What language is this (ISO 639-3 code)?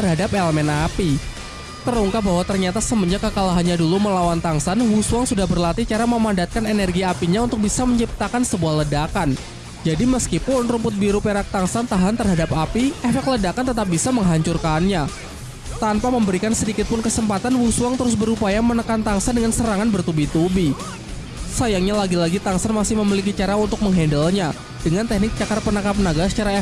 ind